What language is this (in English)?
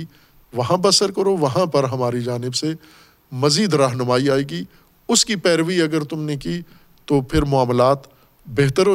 Urdu